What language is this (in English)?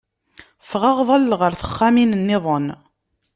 Kabyle